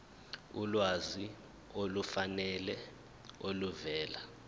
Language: Zulu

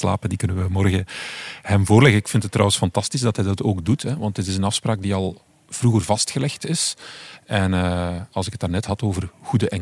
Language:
Dutch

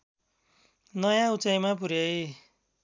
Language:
Nepali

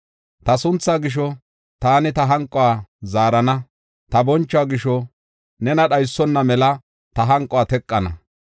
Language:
Gofa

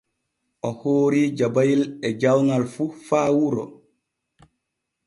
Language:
Borgu Fulfulde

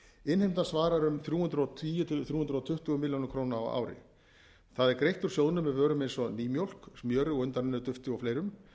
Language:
Icelandic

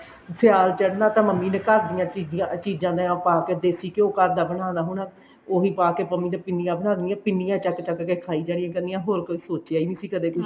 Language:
Punjabi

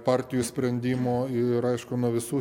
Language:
Lithuanian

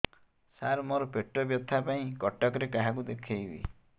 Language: Odia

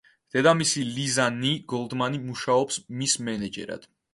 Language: Georgian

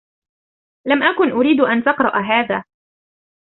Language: Arabic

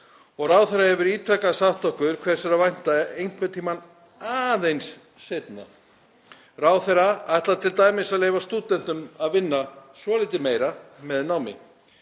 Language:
Icelandic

